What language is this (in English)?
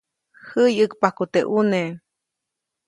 Copainalá Zoque